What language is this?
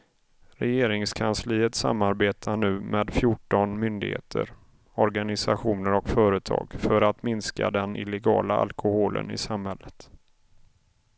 Swedish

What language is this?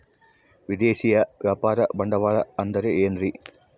Kannada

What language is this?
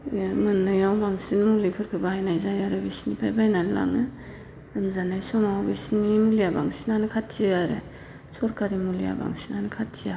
Bodo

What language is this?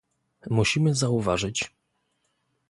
Polish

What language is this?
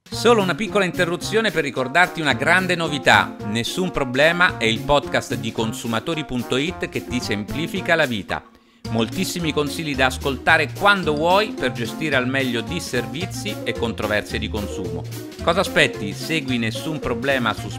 Italian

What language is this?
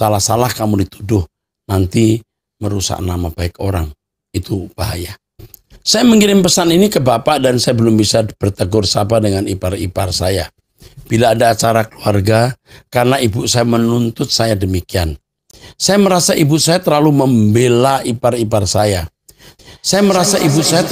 Indonesian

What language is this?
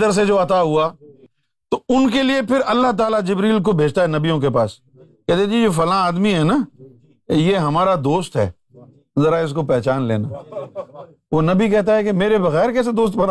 Urdu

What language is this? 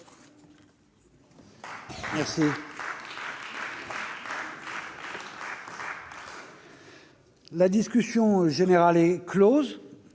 French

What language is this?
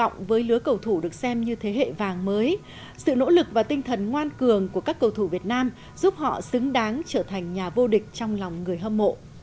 Vietnamese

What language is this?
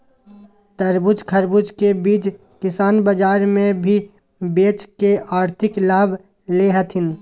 Magahi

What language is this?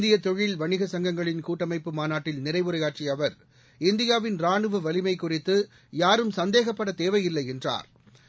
Tamil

